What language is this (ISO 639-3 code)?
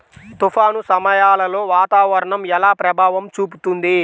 tel